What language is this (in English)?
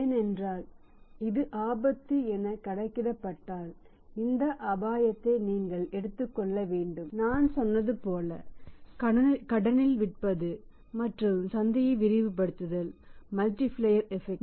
Tamil